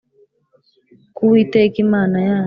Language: Kinyarwanda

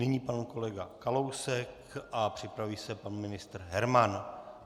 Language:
Czech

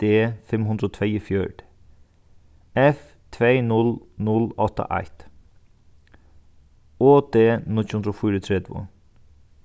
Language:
Faroese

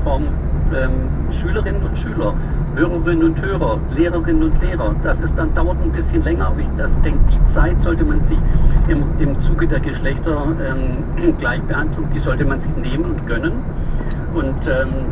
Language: German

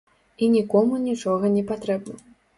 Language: Belarusian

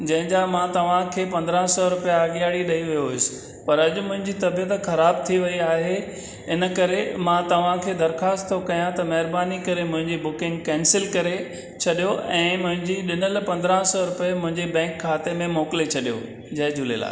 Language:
Sindhi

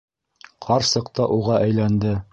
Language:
Bashkir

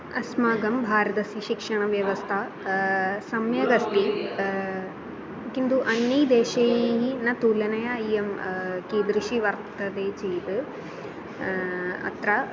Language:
Sanskrit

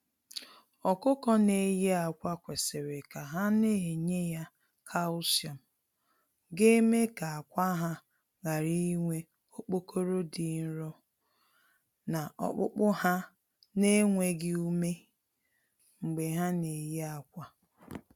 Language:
Igbo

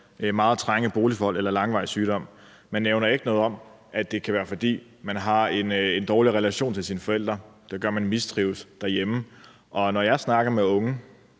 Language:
Danish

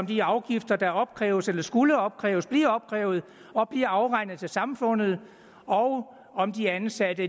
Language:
Danish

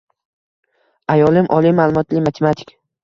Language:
Uzbek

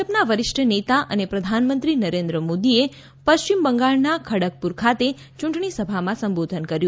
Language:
Gujarati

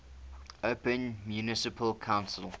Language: English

